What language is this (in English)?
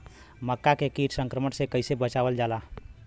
Bhojpuri